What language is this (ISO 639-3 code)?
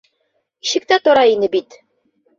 bak